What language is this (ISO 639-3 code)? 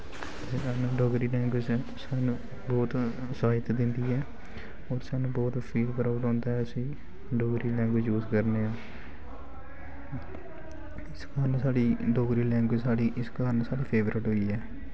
doi